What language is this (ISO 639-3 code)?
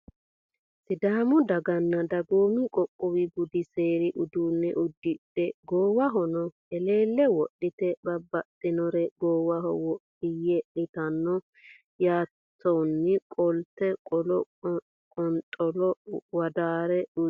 sid